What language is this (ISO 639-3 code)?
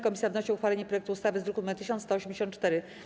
pol